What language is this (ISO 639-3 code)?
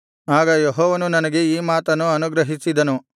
kan